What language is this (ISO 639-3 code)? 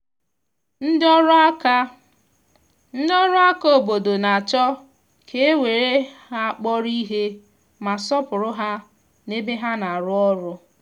ibo